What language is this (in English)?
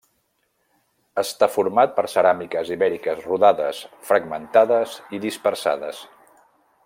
Catalan